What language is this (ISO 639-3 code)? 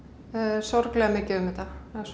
isl